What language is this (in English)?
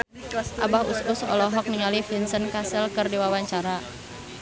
Sundanese